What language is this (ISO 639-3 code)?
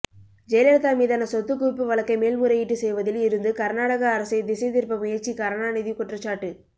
tam